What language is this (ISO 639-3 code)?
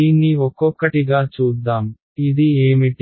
tel